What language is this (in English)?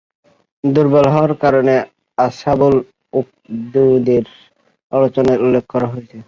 Bangla